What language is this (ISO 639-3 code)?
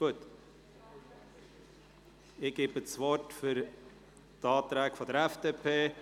gsw